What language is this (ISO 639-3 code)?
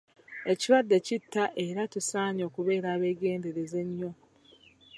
lug